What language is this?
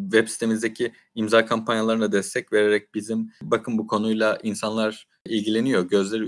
Turkish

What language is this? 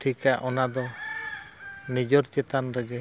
Santali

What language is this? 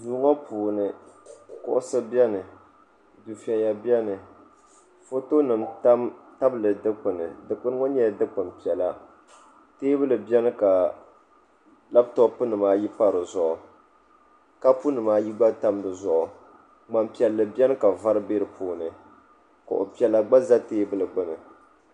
Dagbani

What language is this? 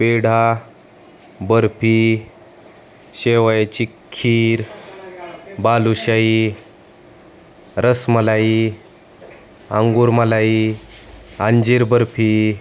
Marathi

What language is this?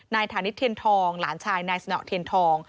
Thai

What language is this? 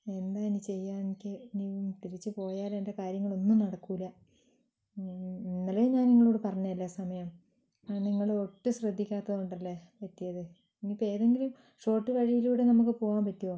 Malayalam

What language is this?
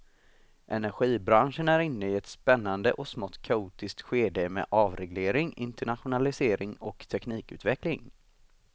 Swedish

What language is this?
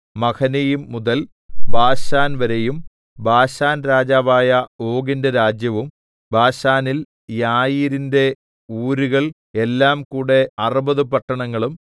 Malayalam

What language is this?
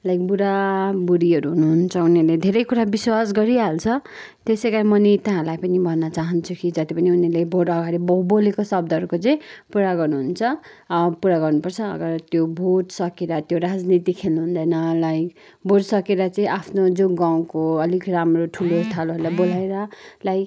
Nepali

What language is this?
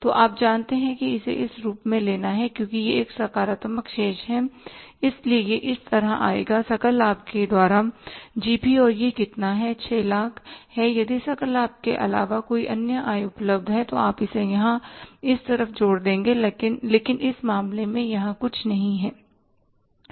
Hindi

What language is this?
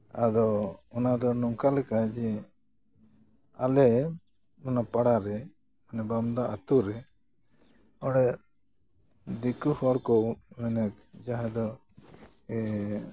Santali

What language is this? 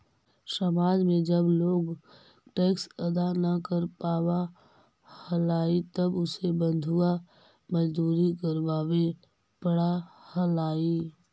Magahi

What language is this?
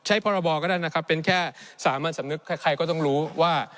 Thai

